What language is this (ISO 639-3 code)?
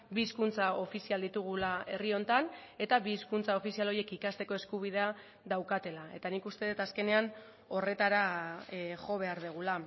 eus